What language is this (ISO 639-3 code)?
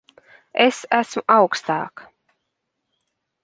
lav